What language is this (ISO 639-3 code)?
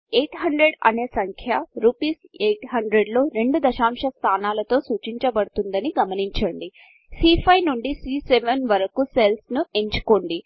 tel